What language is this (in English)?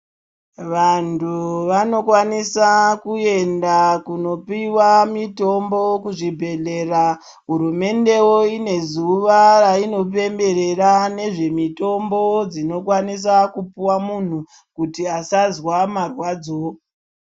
Ndau